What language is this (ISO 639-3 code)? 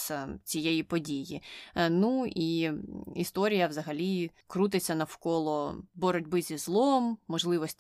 ukr